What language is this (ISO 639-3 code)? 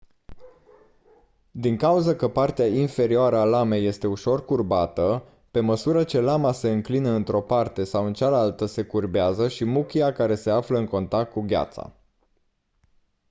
ron